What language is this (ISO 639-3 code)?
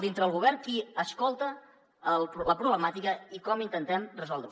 cat